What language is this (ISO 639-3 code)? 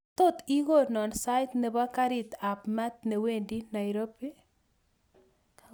kln